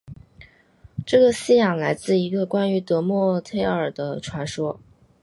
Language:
Chinese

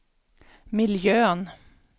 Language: Swedish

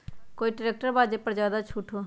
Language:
Magahi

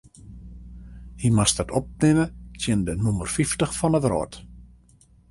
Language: Western Frisian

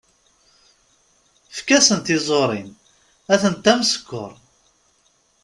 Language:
Kabyle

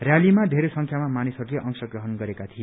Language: Nepali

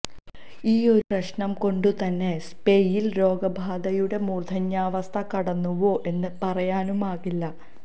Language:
Malayalam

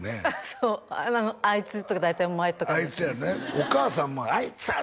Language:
Japanese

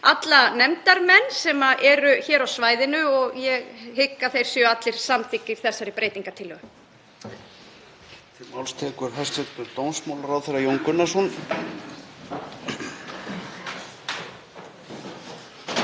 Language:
Icelandic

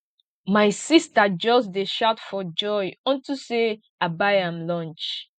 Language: Nigerian Pidgin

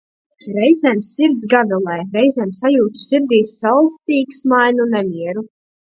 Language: Latvian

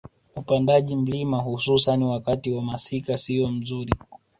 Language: Swahili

